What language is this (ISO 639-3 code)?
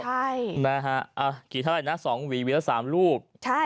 tha